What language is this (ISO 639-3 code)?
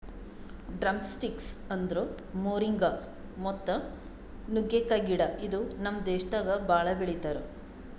kan